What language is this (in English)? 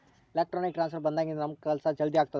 Kannada